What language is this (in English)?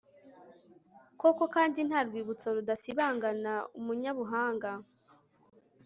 Kinyarwanda